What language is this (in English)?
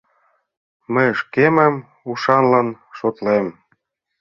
Mari